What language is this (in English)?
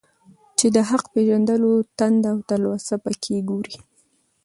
Pashto